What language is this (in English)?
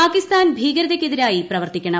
Malayalam